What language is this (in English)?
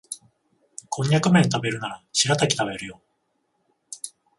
Japanese